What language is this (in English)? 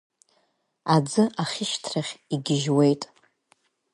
Abkhazian